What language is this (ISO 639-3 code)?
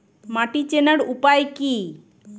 ben